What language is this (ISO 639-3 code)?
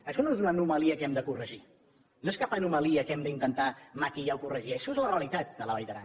cat